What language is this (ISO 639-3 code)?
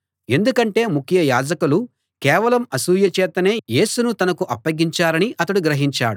tel